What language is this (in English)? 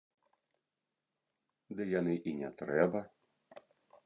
Belarusian